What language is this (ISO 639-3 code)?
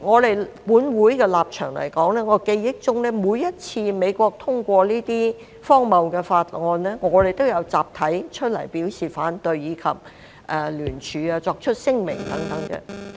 yue